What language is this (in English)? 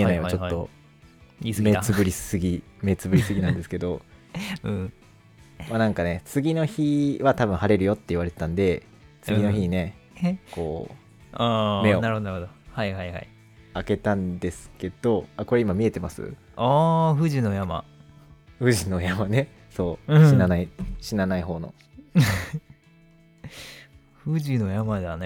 Japanese